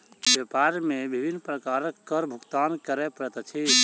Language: Maithili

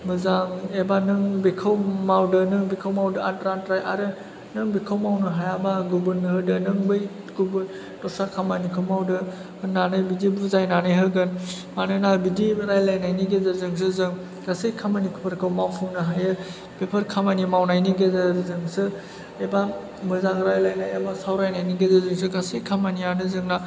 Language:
Bodo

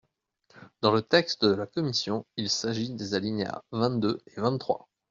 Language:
French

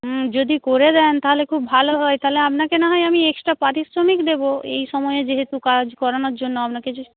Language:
Bangla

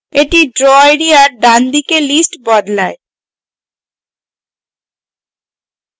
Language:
Bangla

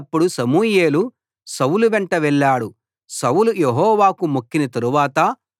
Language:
Telugu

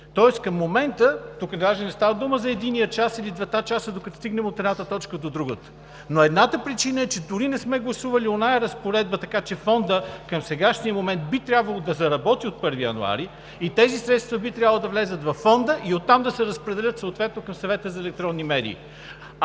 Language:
Bulgarian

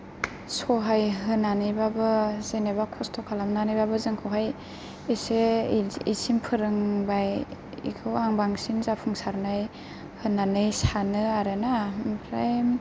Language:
Bodo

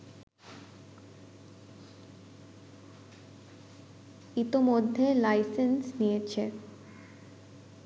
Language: Bangla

